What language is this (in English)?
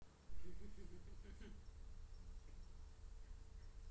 Russian